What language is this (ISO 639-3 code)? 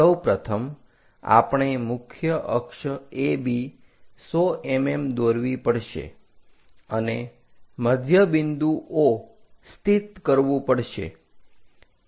guj